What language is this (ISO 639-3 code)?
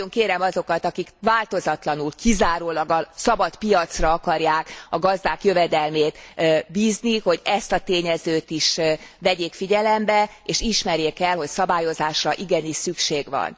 hun